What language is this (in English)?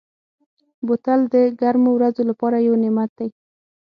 Pashto